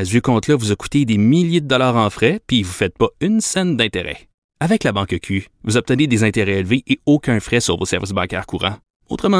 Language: French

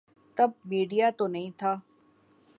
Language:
Urdu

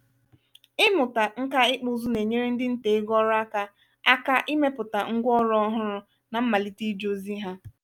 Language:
Igbo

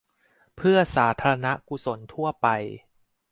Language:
Thai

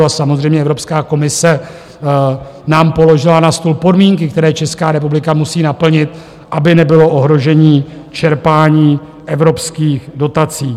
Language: Czech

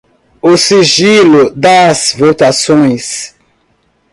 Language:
Portuguese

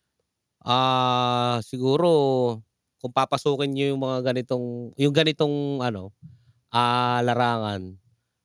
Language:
Filipino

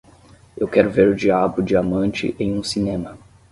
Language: Portuguese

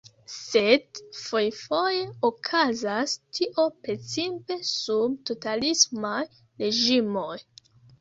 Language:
Esperanto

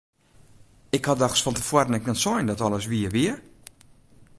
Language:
Western Frisian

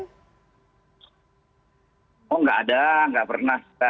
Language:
Indonesian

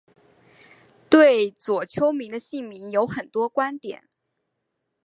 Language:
Chinese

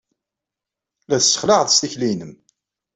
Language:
Kabyle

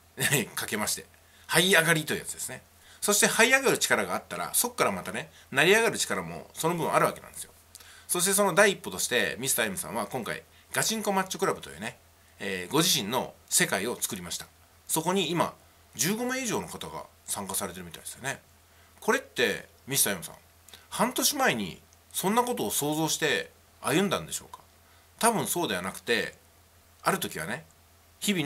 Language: Japanese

